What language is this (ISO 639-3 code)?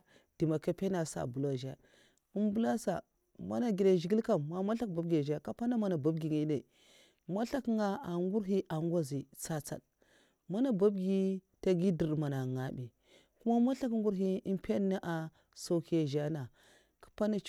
maf